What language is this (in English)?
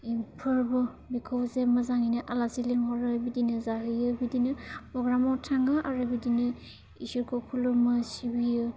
Bodo